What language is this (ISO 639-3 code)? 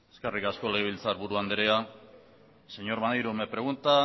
eus